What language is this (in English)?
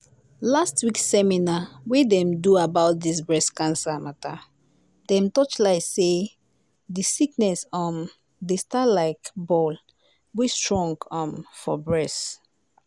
Nigerian Pidgin